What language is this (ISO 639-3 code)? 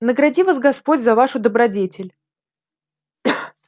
rus